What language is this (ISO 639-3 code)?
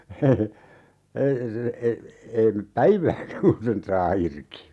fin